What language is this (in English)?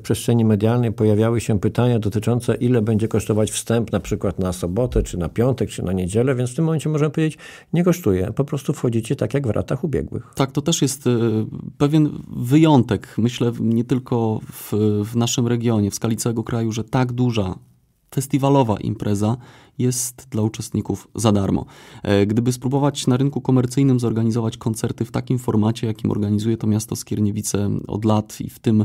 Polish